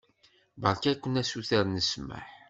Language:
Kabyle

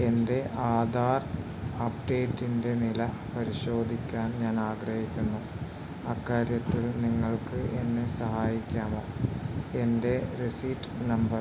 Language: Malayalam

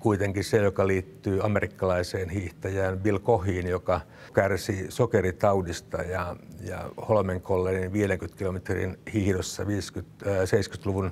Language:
Finnish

